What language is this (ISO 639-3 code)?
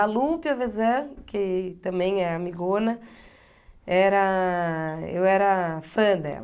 por